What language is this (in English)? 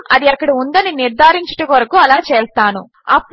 Telugu